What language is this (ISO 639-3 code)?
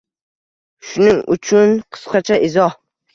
uzb